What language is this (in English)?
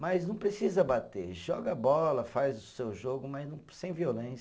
Portuguese